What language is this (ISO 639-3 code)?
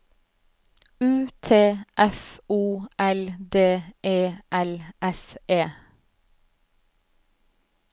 nor